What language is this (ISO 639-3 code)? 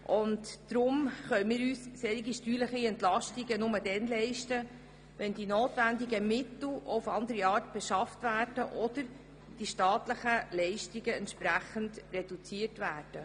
gsw